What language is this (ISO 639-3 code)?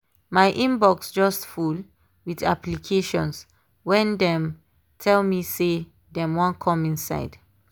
pcm